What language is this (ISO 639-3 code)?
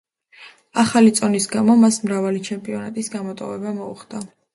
kat